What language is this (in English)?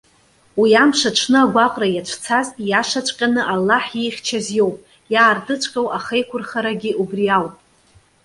Abkhazian